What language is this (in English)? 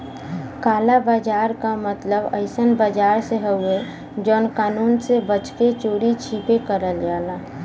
Bhojpuri